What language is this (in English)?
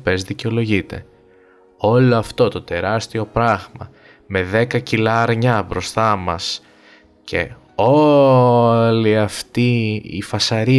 Greek